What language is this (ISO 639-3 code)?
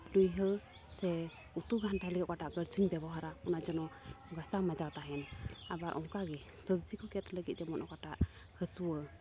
sat